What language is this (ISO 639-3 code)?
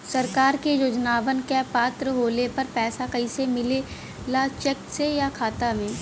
bho